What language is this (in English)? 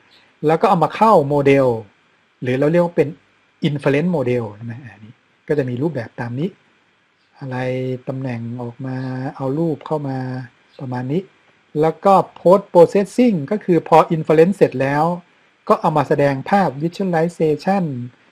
Thai